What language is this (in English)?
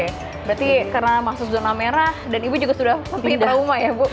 Indonesian